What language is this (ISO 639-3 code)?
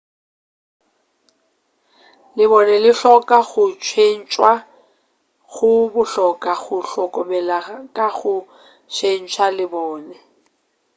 nso